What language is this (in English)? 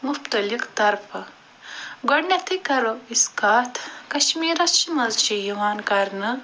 Kashmiri